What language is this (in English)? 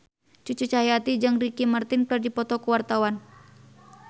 Sundanese